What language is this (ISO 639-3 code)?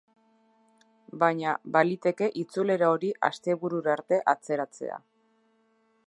eus